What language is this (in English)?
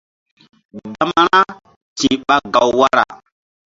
Mbum